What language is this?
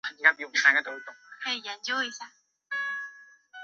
Chinese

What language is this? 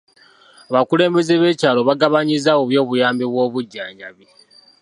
Ganda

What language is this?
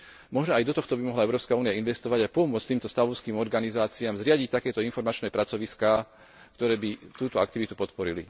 Slovak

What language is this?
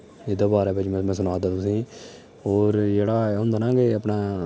Dogri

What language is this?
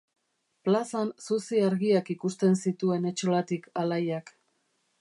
Basque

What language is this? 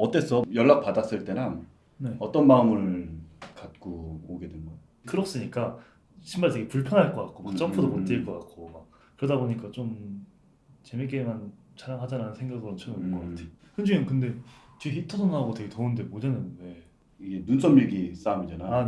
Korean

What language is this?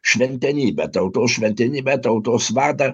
Lithuanian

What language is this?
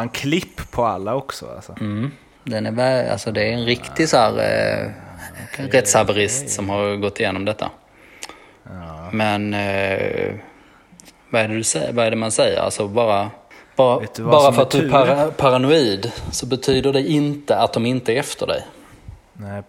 Swedish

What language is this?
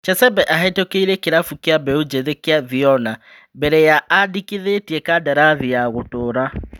Kikuyu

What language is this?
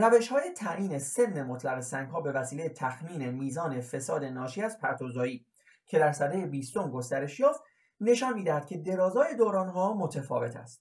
Persian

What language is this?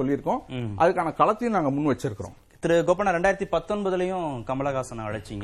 Tamil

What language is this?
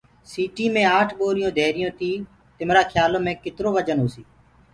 Gurgula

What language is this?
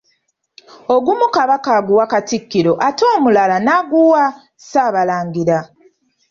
Ganda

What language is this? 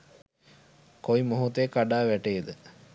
Sinhala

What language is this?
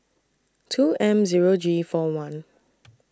English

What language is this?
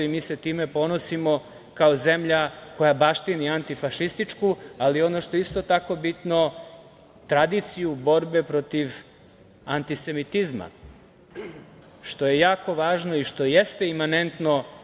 Serbian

